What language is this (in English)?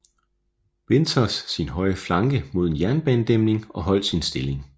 Danish